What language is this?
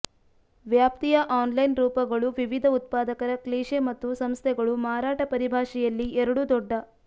Kannada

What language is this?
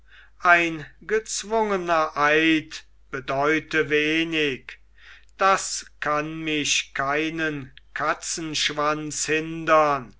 German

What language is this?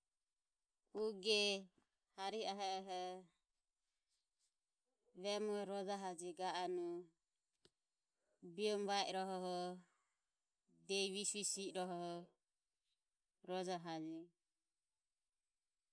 Ömie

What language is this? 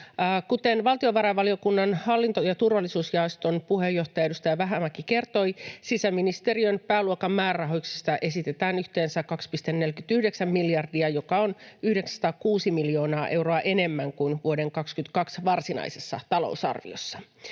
Finnish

